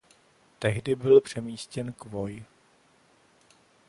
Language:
Czech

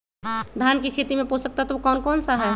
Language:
Magahi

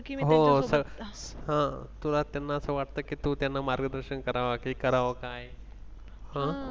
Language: Marathi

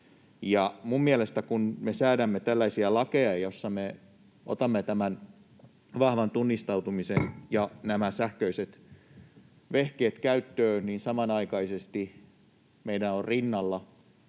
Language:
Finnish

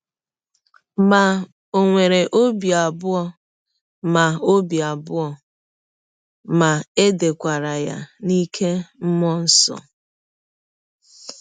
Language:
Igbo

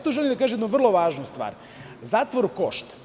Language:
Serbian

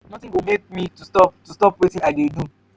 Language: Nigerian Pidgin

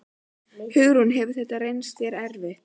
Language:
Icelandic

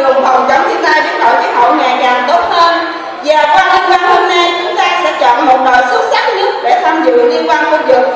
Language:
Vietnamese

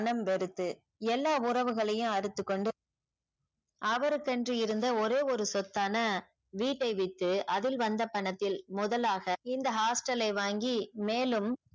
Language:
Tamil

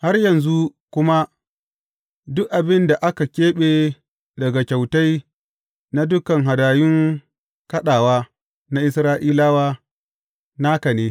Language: Hausa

